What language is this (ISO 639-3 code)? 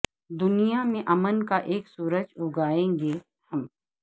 urd